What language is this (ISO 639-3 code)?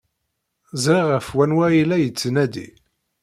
kab